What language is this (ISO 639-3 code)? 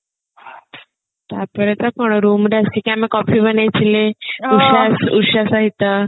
ori